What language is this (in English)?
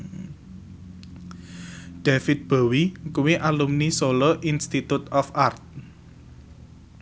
Javanese